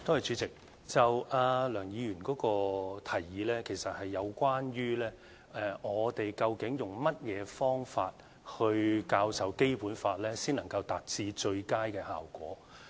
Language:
Cantonese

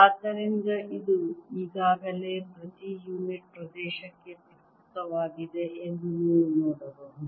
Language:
Kannada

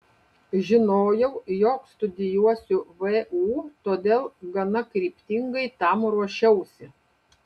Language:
Lithuanian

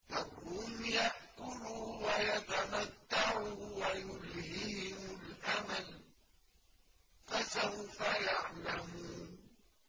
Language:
Arabic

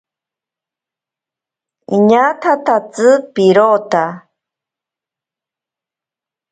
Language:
Ashéninka Perené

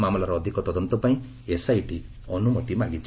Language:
Odia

